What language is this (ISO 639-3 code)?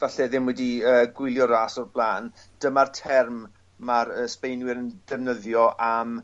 cym